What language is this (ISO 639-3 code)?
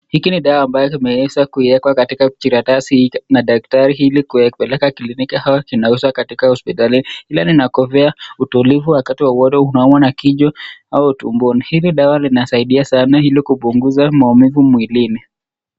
swa